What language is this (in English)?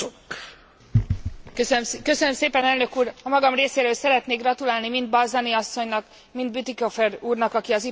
Hungarian